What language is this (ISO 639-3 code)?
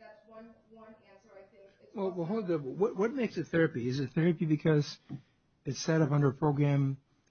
eng